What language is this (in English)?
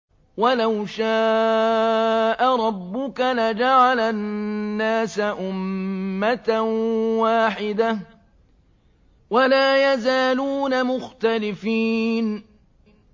Arabic